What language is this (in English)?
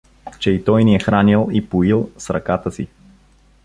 Bulgarian